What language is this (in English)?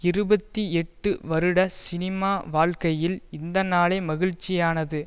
Tamil